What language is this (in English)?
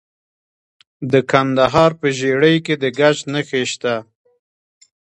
Pashto